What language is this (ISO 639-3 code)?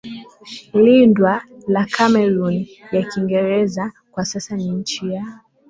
swa